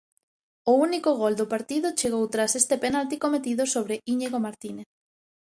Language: Galician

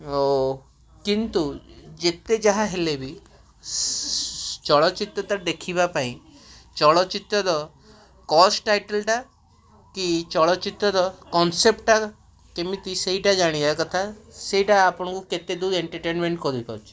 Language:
Odia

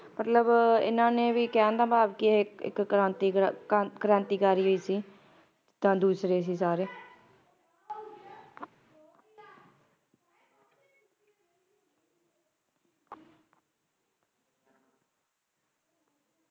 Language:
Punjabi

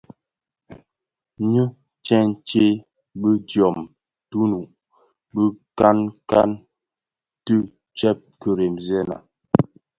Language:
Bafia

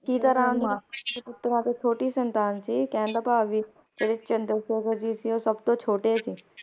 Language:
Punjabi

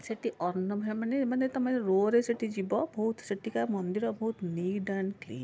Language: Odia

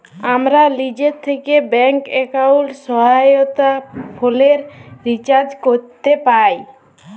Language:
Bangla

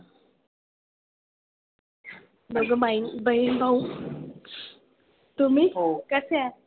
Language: Marathi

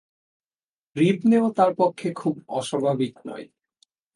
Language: Bangla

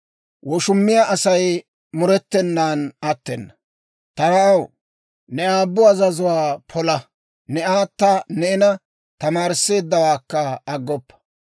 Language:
Dawro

